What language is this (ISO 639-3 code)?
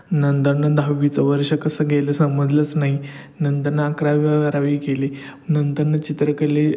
mar